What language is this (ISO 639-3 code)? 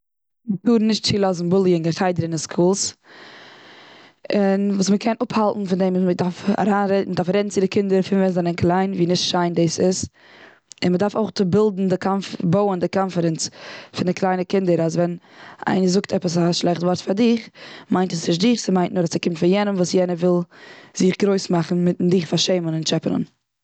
yid